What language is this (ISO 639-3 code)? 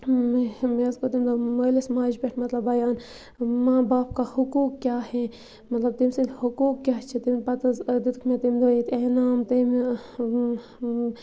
kas